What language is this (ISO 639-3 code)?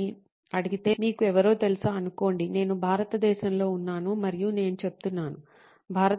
tel